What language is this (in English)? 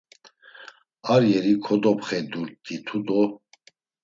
Laz